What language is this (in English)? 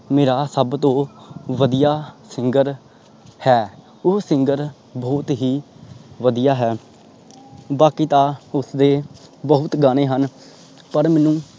Punjabi